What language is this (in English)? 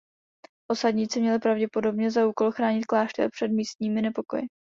Czech